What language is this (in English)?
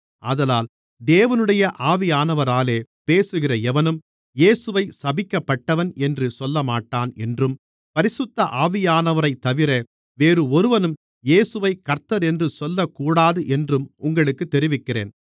Tamil